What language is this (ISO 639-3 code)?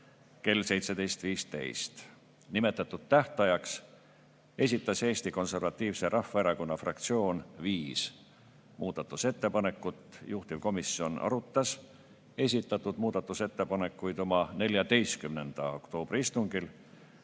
est